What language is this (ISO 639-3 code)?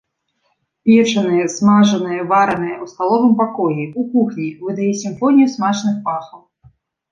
bel